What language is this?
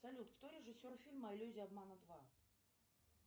Russian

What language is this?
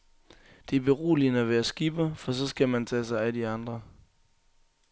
Danish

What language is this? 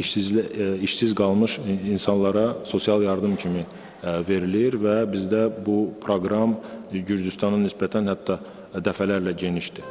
Turkish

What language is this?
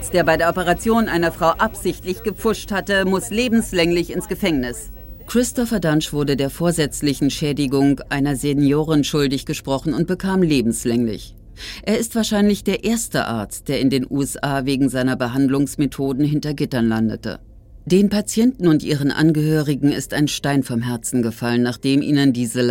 German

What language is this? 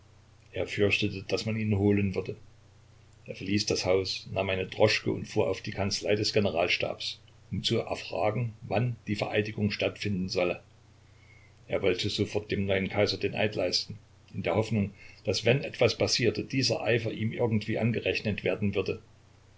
German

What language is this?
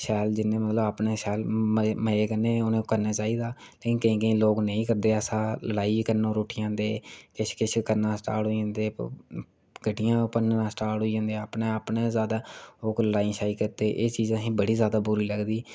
Dogri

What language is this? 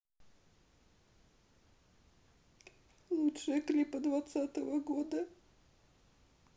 Russian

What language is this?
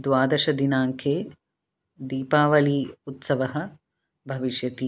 Sanskrit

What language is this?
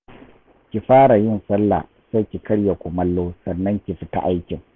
Hausa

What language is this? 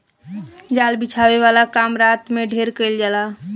Bhojpuri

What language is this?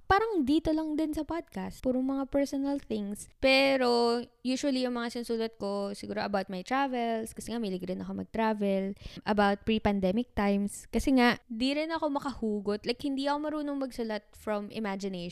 Filipino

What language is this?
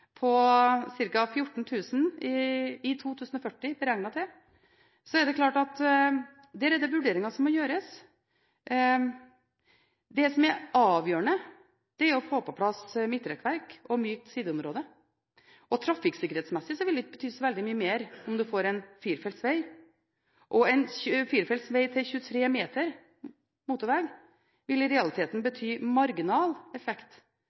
Norwegian Bokmål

